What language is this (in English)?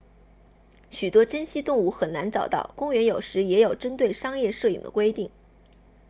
Chinese